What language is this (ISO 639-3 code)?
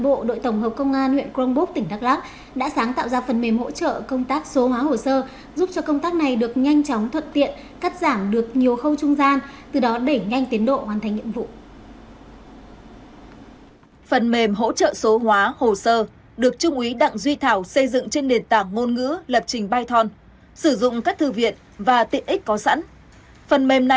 vie